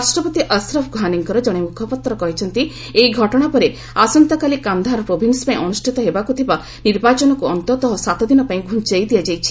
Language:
Odia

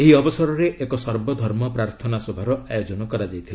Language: Odia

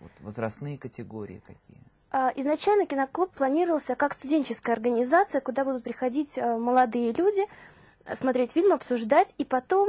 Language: Russian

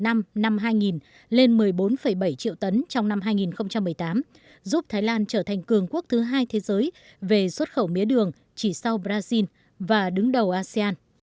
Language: Vietnamese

